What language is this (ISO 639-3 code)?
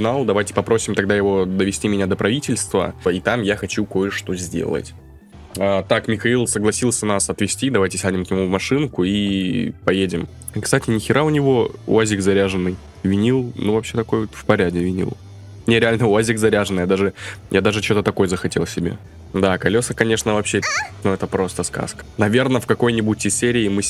rus